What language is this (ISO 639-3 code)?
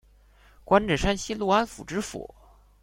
zho